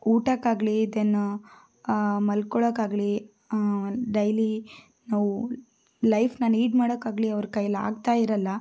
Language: Kannada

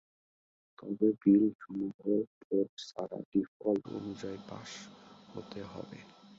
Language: Bangla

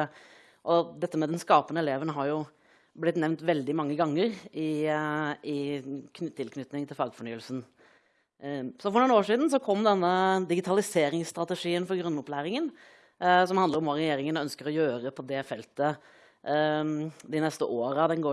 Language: Norwegian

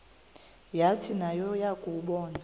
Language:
Xhosa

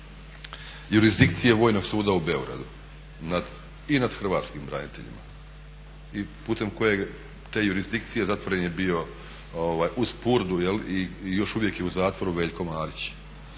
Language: Croatian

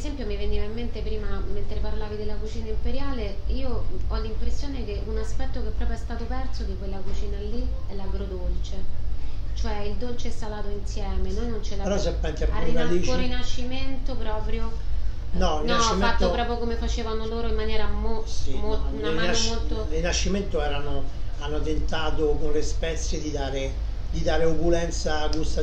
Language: Italian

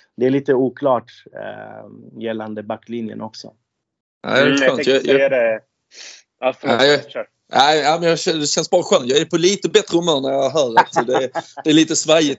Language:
Swedish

